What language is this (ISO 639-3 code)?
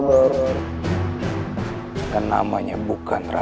ind